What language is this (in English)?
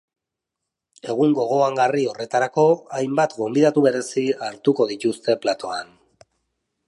Basque